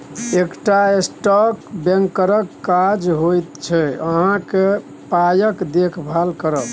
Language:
Maithili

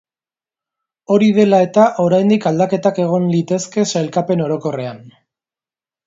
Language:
Basque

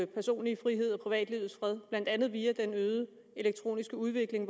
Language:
Danish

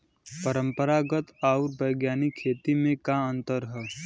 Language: Bhojpuri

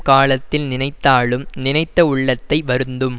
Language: Tamil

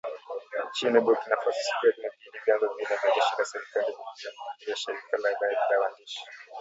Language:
Swahili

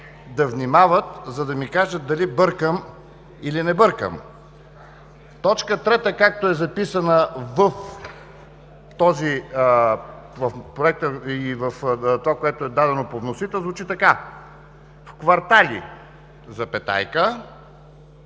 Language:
Bulgarian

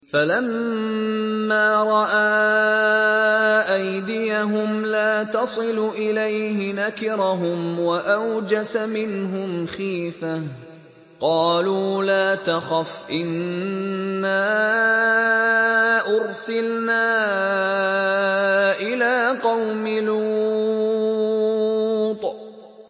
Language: Arabic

